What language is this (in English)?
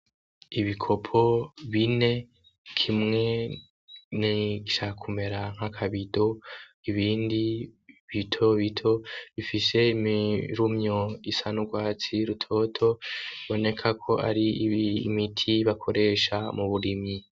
Rundi